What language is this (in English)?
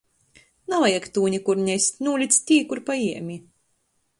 Latgalian